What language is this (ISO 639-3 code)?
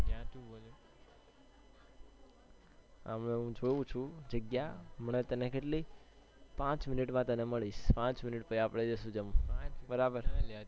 guj